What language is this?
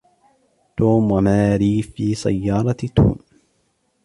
Arabic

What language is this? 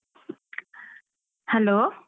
Kannada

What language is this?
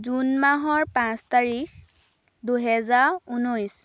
Assamese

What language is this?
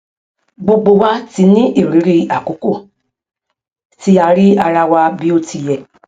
Yoruba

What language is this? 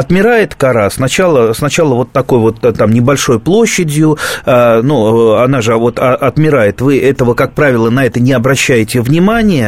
Russian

